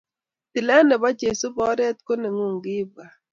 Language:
Kalenjin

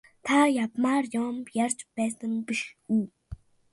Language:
Mongolian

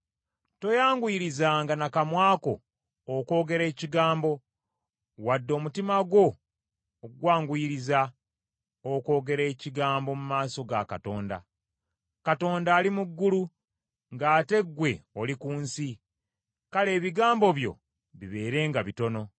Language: Ganda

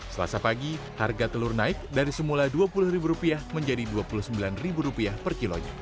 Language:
Indonesian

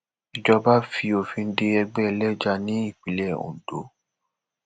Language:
Yoruba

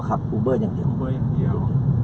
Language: Thai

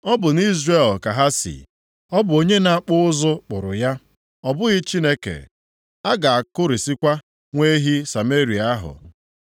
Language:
Igbo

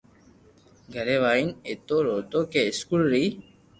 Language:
Loarki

